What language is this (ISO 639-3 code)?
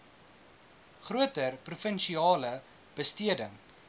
afr